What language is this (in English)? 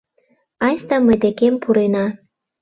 Mari